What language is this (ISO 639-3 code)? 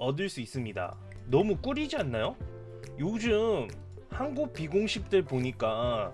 kor